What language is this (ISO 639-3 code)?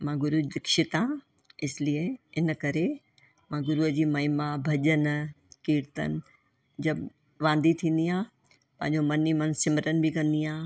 snd